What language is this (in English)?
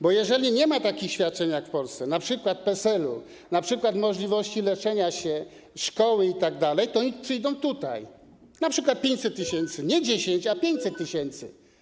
Polish